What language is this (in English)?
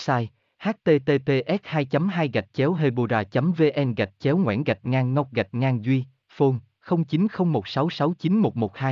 Vietnamese